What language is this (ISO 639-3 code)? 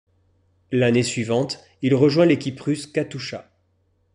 fra